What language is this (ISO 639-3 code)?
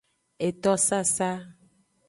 ajg